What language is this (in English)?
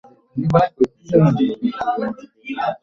Bangla